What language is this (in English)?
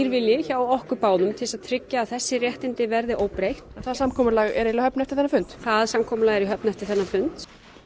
Icelandic